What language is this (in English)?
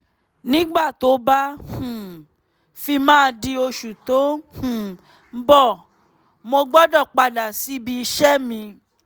Yoruba